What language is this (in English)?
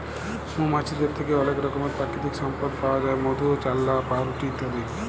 Bangla